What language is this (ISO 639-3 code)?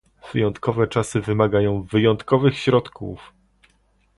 pol